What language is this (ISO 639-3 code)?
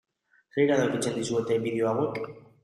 eus